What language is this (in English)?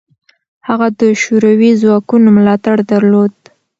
Pashto